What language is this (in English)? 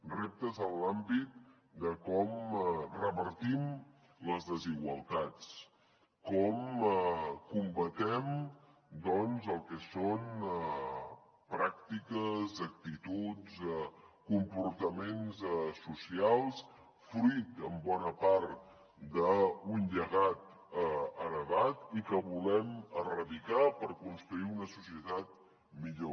Catalan